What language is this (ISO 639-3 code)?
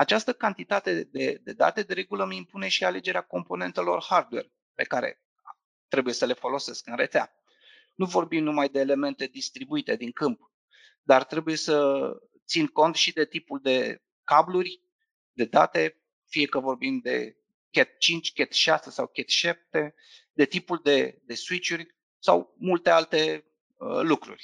ron